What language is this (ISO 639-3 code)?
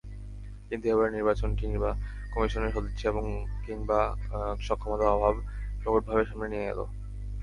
ben